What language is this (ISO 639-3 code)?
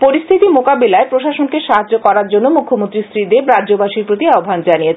ben